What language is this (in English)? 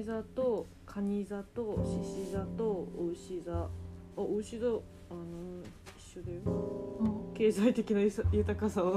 Japanese